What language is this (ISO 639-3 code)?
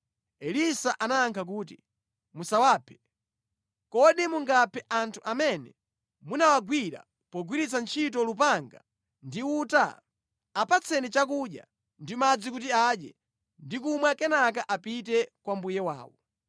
nya